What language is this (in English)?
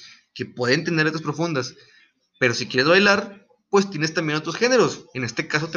Spanish